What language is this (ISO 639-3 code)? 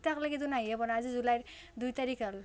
asm